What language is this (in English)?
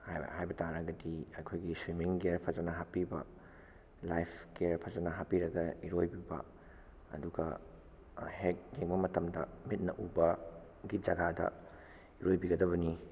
Manipuri